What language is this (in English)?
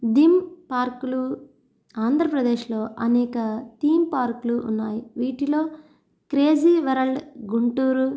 Telugu